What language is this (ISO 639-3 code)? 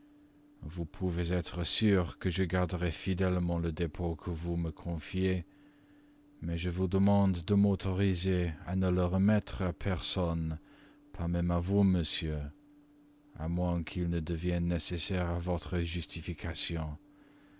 fra